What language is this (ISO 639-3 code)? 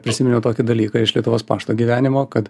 lit